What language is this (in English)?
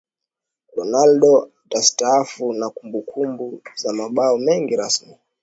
Swahili